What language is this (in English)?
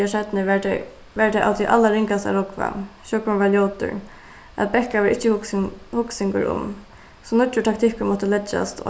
Faroese